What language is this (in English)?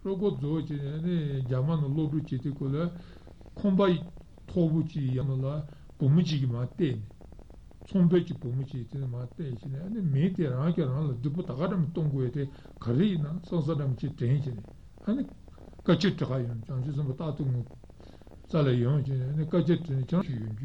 Italian